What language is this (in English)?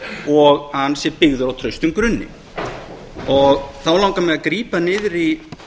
Icelandic